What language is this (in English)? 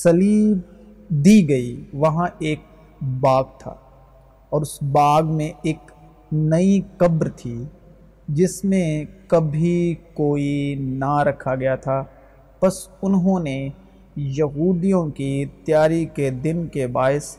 Urdu